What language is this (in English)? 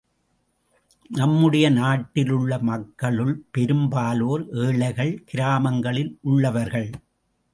Tamil